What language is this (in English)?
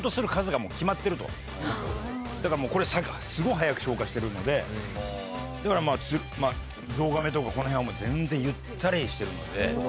Japanese